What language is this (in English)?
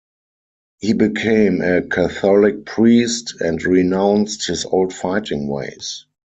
English